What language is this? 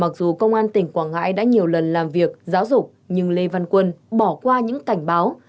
Vietnamese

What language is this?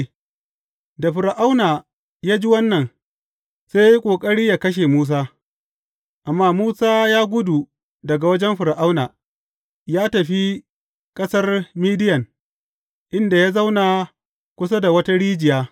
Hausa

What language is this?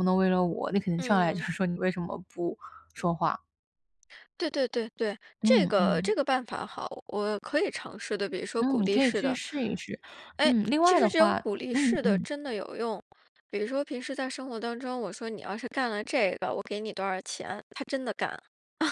Chinese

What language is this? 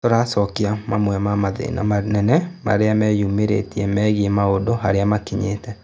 Kikuyu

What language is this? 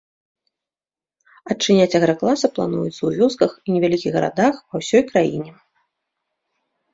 Belarusian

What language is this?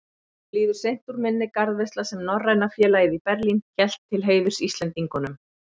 Icelandic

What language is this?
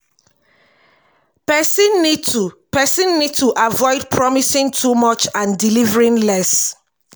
Nigerian Pidgin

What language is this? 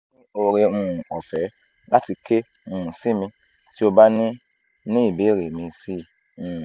Yoruba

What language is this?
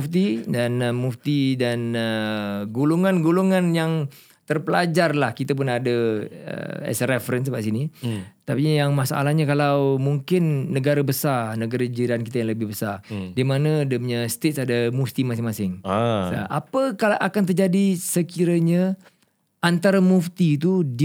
Malay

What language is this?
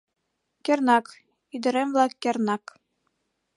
Mari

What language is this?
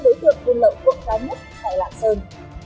Vietnamese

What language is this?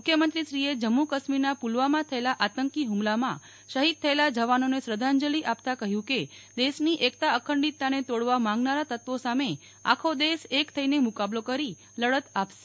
Gujarati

